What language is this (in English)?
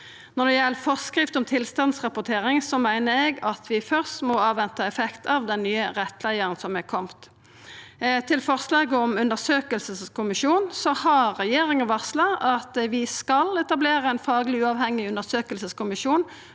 Norwegian